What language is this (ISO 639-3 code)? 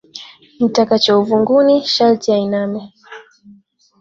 swa